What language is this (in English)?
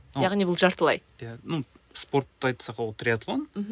Kazakh